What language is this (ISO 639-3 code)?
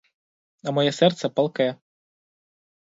ukr